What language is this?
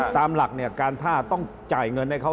Thai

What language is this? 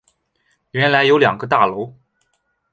Chinese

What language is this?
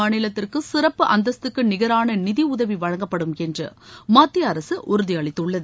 Tamil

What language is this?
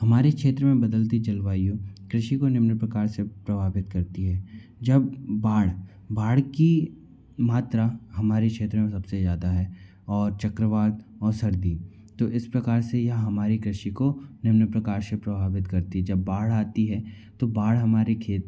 Hindi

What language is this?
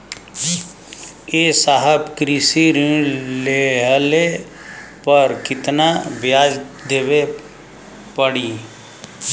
Bhojpuri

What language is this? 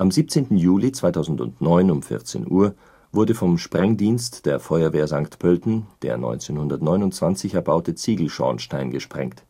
German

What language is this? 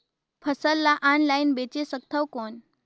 Chhattisgarhi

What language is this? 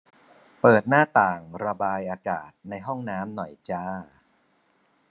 Thai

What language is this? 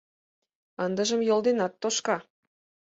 Mari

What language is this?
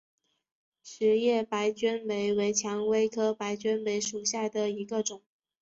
Chinese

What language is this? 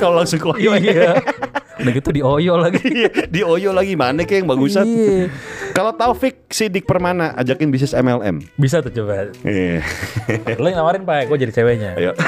Indonesian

